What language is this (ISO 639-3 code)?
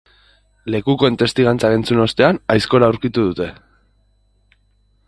eus